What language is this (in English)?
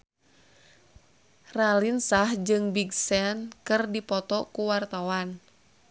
Sundanese